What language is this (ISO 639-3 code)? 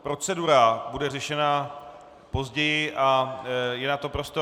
ces